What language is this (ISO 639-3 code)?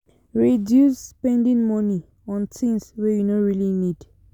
pcm